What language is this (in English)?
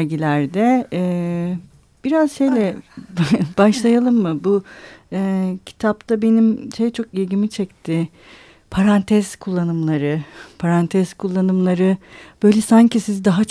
Turkish